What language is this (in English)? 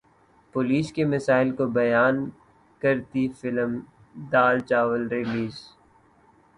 Urdu